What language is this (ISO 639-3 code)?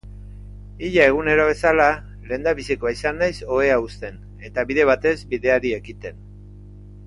eus